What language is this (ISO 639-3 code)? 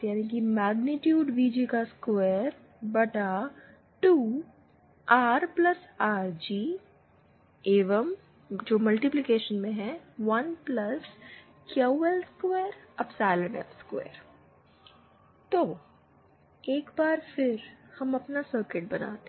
hin